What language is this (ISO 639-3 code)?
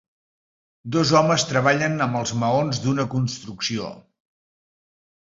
cat